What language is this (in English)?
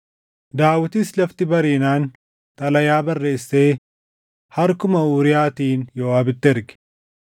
Oromo